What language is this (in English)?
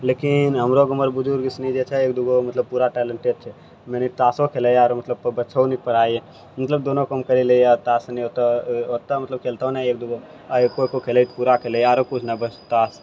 Maithili